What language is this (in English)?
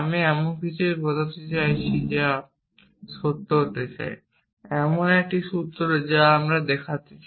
Bangla